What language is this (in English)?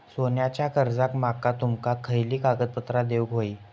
Marathi